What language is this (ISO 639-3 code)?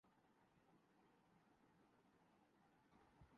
urd